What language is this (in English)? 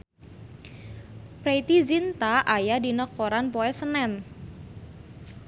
Sundanese